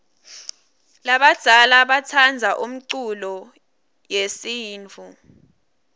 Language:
Swati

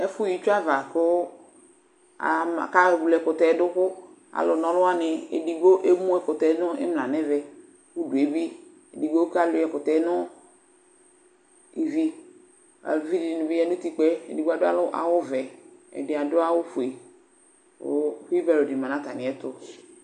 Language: Ikposo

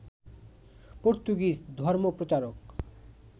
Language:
Bangla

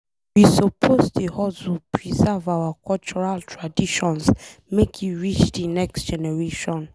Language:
Nigerian Pidgin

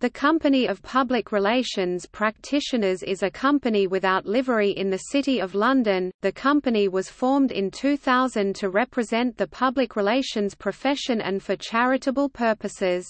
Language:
English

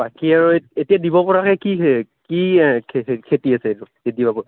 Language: Assamese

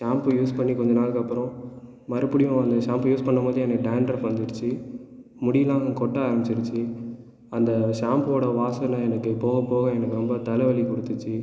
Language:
Tamil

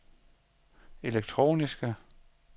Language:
Danish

